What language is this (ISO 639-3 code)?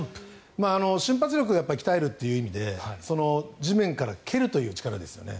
jpn